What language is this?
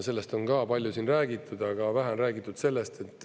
Estonian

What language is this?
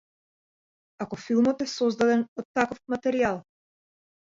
Macedonian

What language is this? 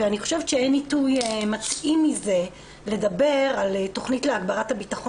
Hebrew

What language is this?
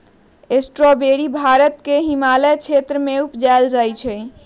Magahi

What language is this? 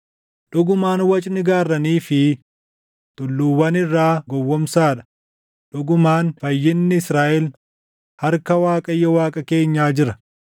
Oromo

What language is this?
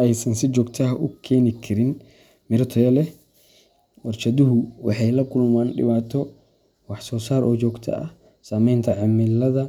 Somali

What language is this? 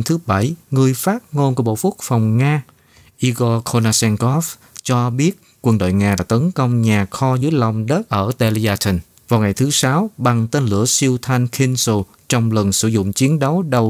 Vietnamese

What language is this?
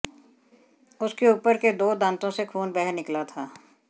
Hindi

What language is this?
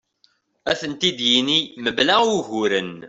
Kabyle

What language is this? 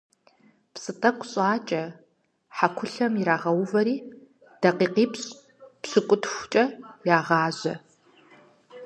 Kabardian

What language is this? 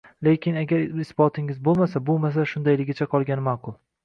Uzbek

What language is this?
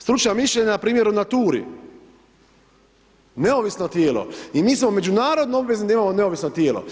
Croatian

